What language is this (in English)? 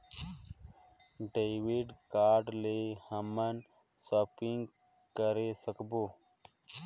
Chhattisgarhi